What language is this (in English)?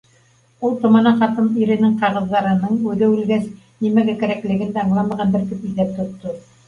Bashkir